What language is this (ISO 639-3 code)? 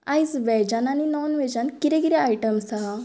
kok